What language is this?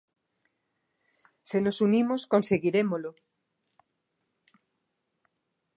Galician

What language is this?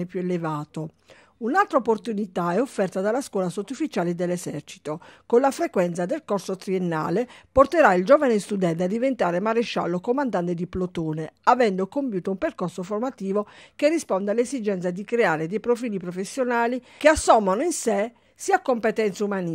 Italian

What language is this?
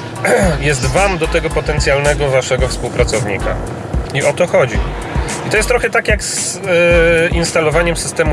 Polish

